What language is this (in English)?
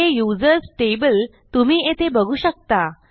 Marathi